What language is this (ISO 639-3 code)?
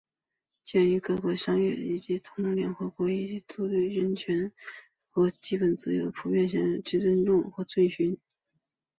zho